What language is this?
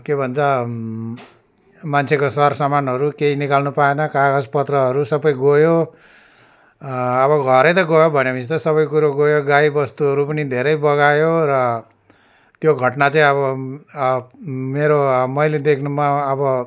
Nepali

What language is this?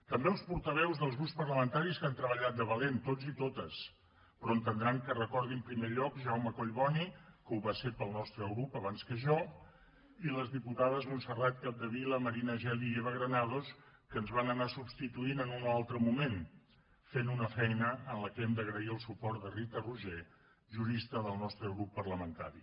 Catalan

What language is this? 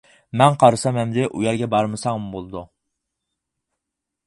Uyghur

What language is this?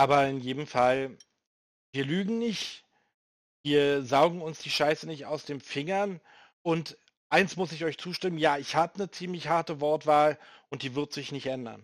German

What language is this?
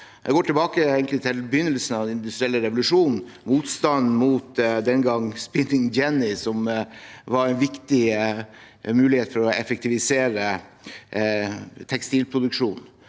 Norwegian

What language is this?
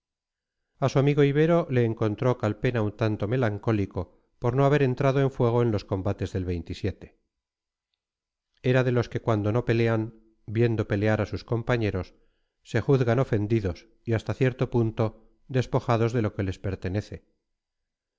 Spanish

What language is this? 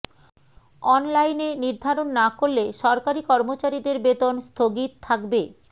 Bangla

